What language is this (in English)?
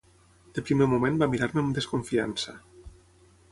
Catalan